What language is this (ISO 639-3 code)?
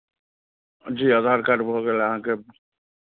mai